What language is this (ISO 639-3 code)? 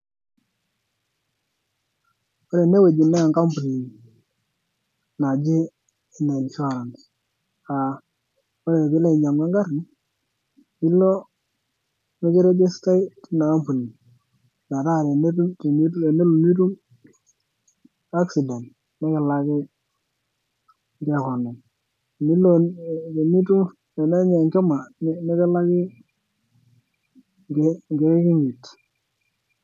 mas